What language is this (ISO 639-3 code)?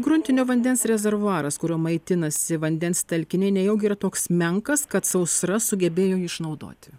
lit